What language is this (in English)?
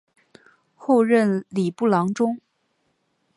Chinese